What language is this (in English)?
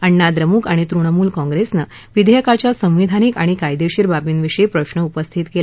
Marathi